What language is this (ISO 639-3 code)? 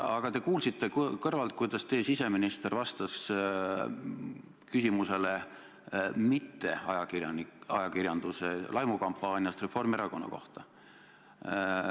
est